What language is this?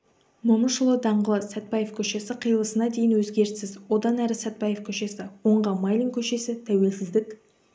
Kazakh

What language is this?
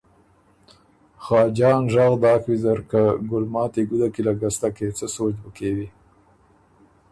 Ormuri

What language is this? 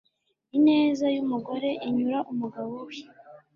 Kinyarwanda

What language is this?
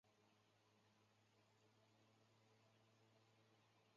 Chinese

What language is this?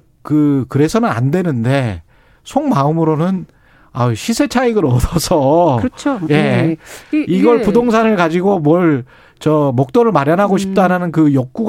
Korean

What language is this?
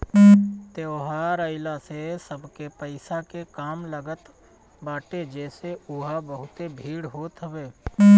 Bhojpuri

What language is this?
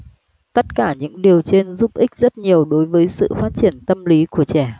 Vietnamese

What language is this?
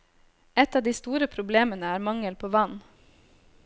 Norwegian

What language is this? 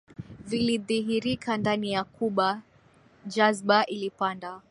Swahili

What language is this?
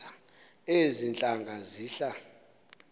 Xhosa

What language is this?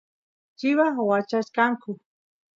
Santiago del Estero Quichua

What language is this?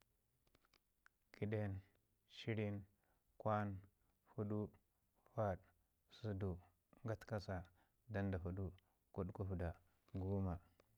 Ngizim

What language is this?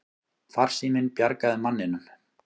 Icelandic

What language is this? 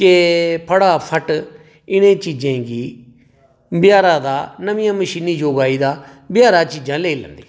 Dogri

